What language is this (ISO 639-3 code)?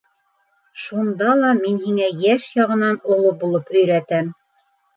bak